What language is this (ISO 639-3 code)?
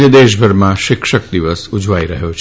guj